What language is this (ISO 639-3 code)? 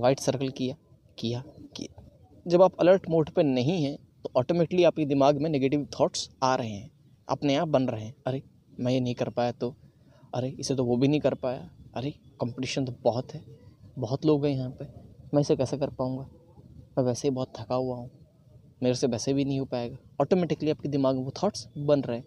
hin